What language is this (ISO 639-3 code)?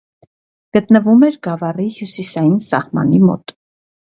hye